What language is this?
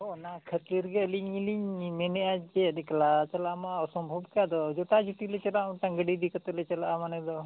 Santali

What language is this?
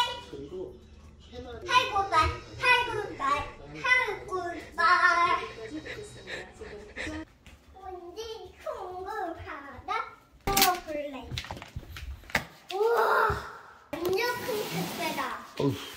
Korean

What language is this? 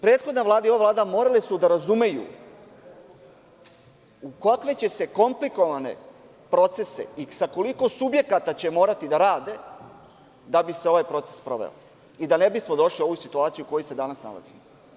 Serbian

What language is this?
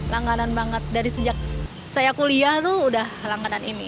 Indonesian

